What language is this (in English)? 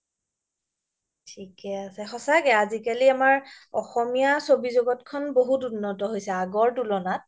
Assamese